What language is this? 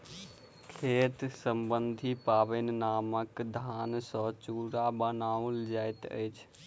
Maithili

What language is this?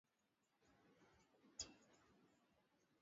Swahili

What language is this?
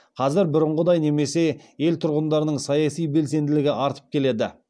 Kazakh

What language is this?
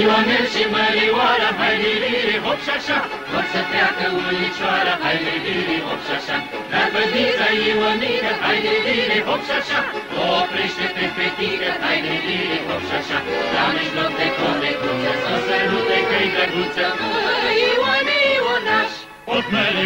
Romanian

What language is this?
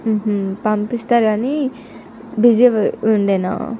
Telugu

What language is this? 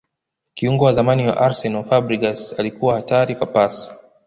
Swahili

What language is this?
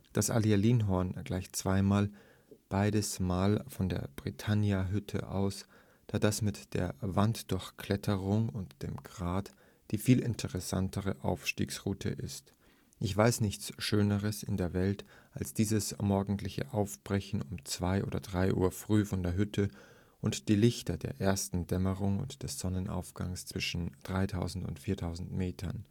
German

